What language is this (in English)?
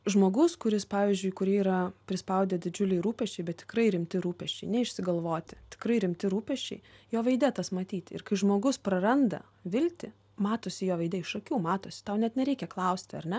Lithuanian